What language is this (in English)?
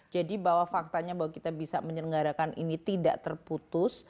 Indonesian